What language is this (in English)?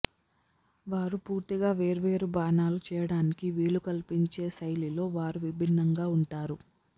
Telugu